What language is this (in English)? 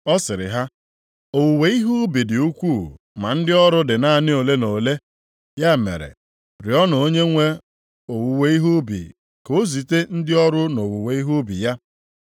Igbo